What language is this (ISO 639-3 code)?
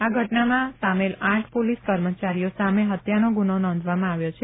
guj